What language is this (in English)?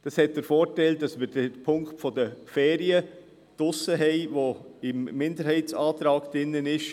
Swiss German